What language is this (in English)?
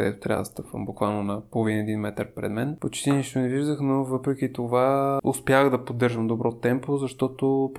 Bulgarian